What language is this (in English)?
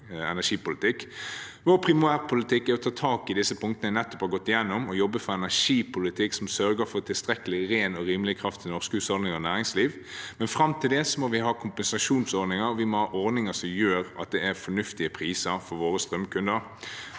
Norwegian